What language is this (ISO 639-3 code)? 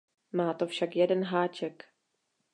ces